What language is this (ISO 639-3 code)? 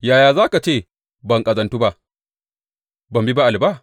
hau